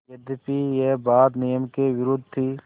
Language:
Hindi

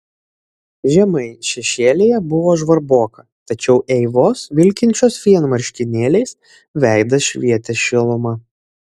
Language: Lithuanian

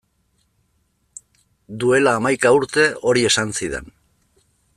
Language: Basque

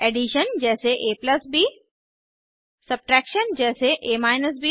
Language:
Hindi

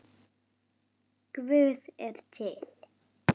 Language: Icelandic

